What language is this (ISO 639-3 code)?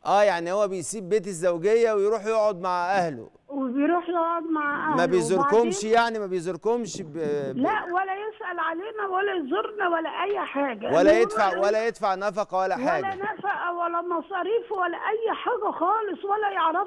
ara